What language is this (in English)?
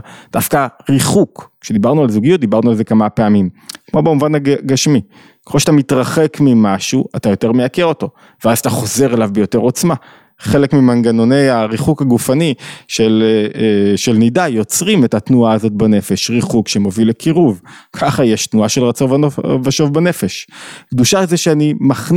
Hebrew